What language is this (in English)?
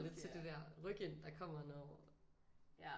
Danish